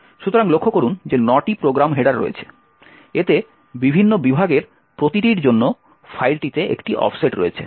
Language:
Bangla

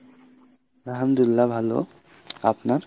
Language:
Bangla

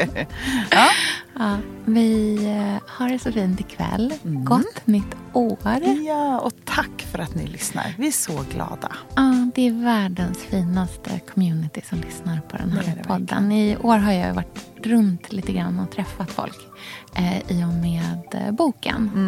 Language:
Swedish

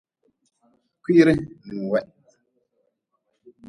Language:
Nawdm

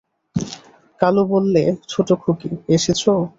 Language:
Bangla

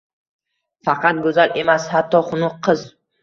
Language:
Uzbek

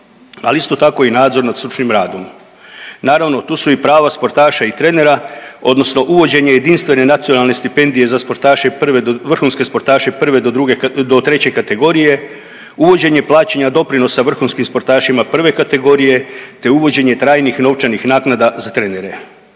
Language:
Croatian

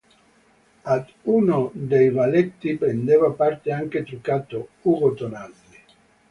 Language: Italian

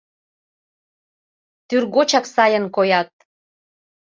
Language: Mari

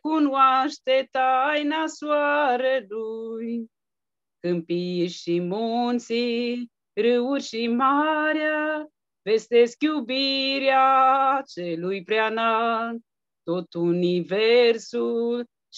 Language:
Romanian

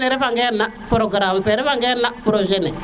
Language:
Serer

